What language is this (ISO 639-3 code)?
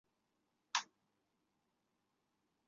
zho